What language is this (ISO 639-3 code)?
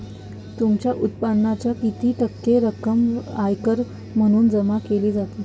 mar